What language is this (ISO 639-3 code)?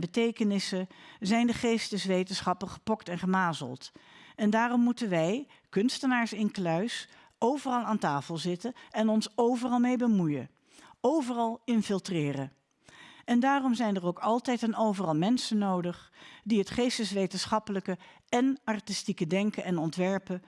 nld